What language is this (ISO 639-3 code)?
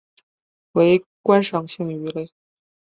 zho